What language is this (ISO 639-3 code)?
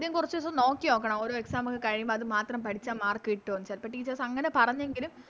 mal